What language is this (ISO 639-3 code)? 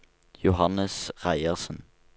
nor